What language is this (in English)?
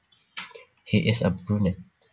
Javanese